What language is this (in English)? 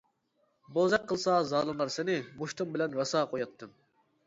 Uyghur